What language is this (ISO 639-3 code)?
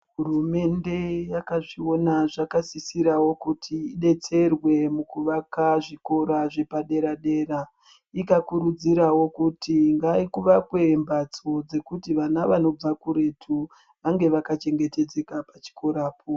ndc